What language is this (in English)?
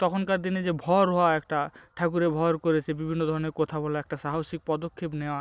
Bangla